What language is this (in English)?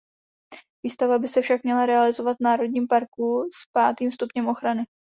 Czech